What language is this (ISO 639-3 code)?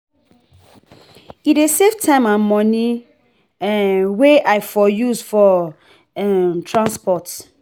pcm